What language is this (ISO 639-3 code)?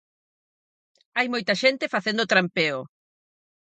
glg